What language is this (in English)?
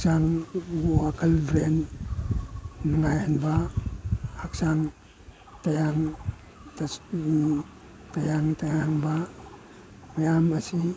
Manipuri